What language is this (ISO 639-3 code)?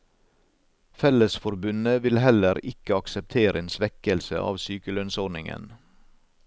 nor